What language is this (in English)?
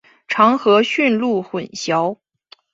Chinese